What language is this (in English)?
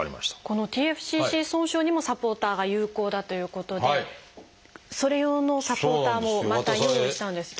Japanese